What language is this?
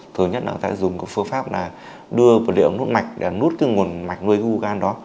Vietnamese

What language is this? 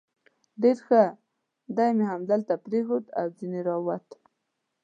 Pashto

